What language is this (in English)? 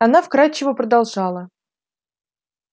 Russian